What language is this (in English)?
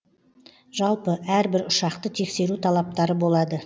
Kazakh